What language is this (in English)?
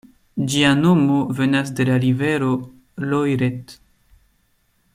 Esperanto